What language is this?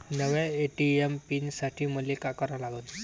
Marathi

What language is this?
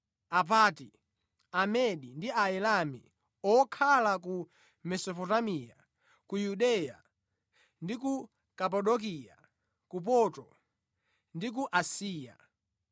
Nyanja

